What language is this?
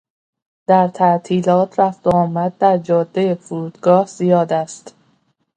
Persian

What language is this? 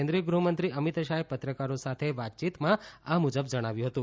Gujarati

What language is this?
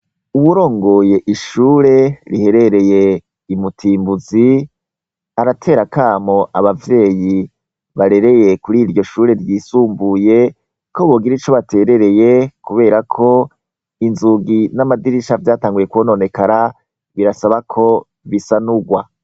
Rundi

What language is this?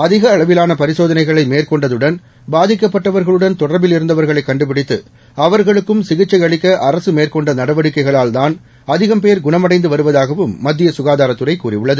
Tamil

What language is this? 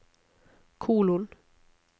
Norwegian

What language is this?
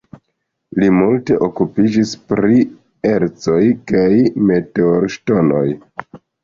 Esperanto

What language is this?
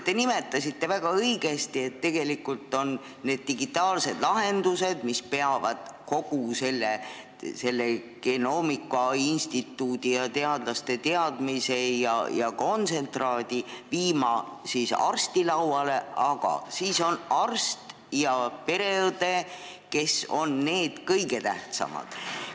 Estonian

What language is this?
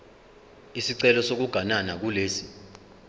Zulu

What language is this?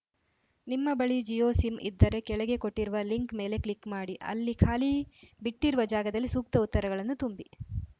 Kannada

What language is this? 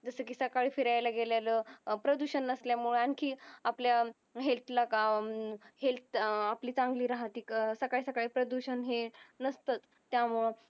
Marathi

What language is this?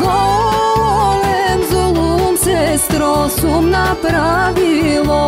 Romanian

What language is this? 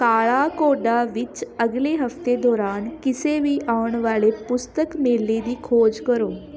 Punjabi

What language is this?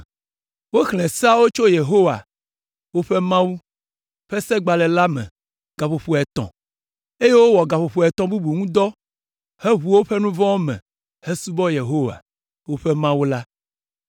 Ewe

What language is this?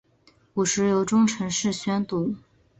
Chinese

